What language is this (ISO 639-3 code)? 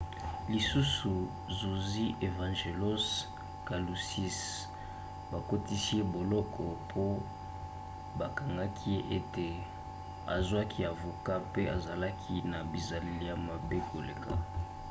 lin